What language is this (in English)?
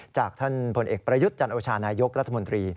Thai